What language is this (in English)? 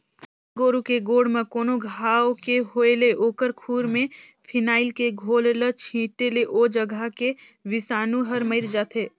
Chhattisgarhi